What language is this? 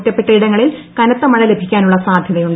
Malayalam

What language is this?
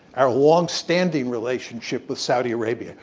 English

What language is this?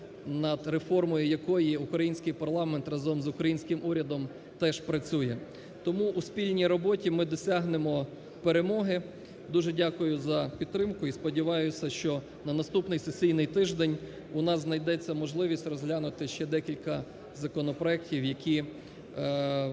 Ukrainian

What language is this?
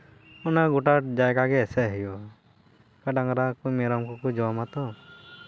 Santali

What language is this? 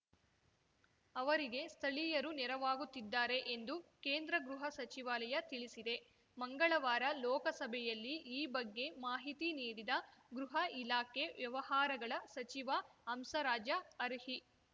Kannada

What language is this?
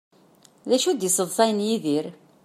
Kabyle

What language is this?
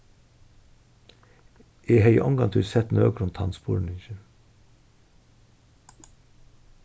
Faroese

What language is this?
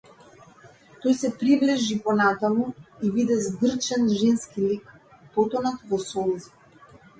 Macedonian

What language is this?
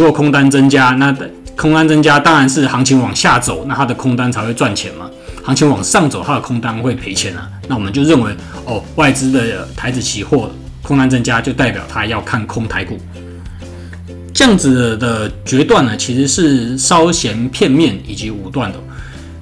Chinese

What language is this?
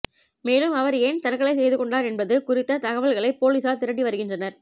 Tamil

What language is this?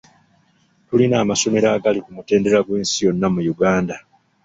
Ganda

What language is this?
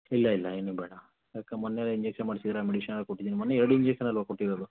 Kannada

